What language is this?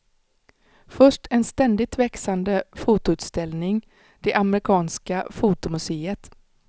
Swedish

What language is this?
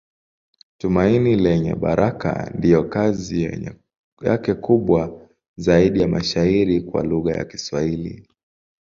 Swahili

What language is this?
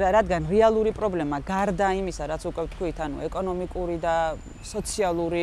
Romanian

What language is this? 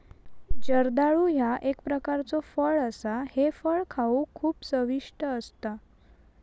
Marathi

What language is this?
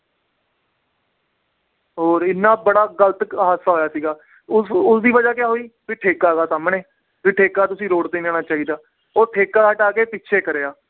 Punjabi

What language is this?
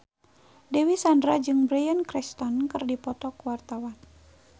Sundanese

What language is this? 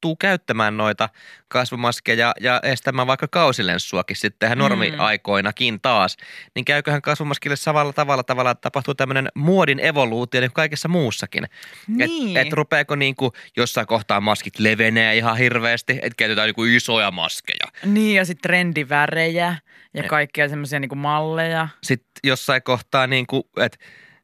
Finnish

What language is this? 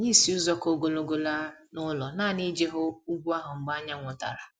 Igbo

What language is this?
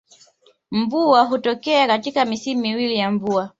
Swahili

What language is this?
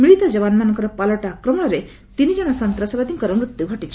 Odia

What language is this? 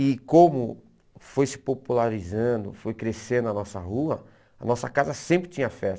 Portuguese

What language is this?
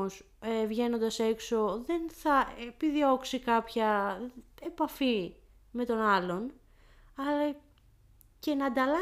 Greek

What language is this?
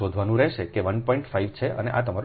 Gujarati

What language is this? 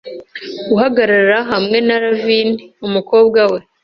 Kinyarwanda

